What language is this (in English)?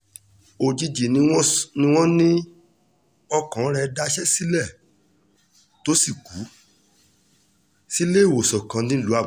Yoruba